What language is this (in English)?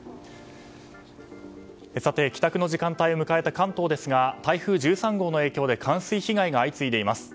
Japanese